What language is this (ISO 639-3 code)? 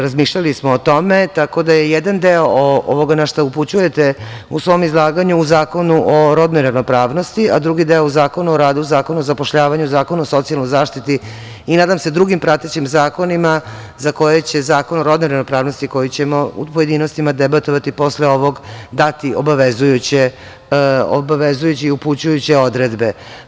srp